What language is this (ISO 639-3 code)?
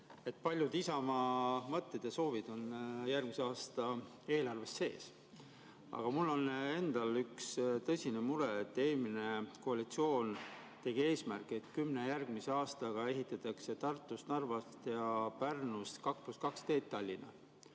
est